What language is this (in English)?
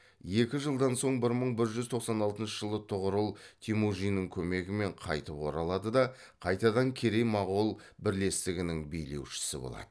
Kazakh